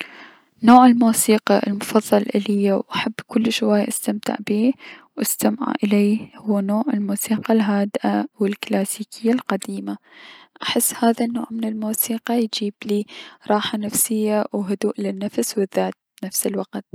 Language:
Mesopotamian Arabic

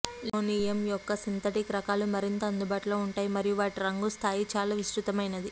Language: Telugu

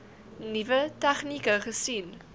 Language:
Afrikaans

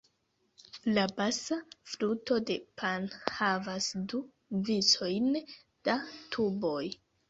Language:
Esperanto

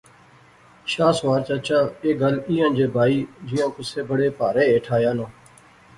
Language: Pahari-Potwari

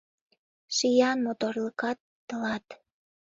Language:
Mari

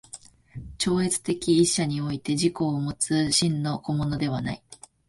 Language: Japanese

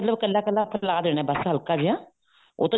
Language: Punjabi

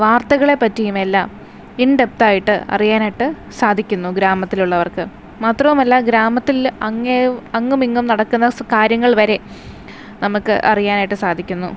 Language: Malayalam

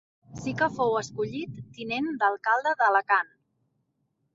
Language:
Catalan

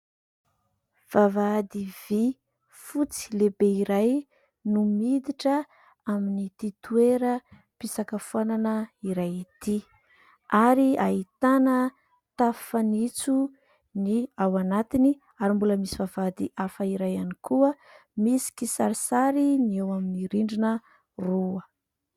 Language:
Malagasy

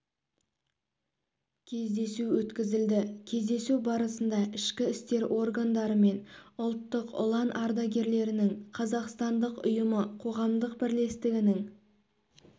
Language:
Kazakh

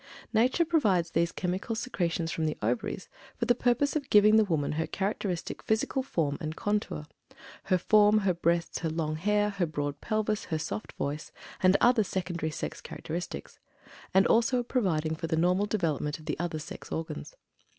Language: English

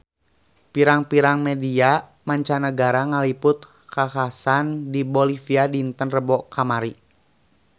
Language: Sundanese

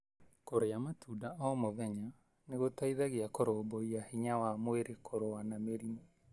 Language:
Kikuyu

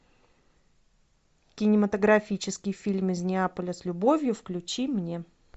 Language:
Russian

